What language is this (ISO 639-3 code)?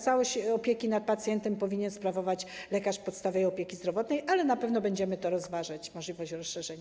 pol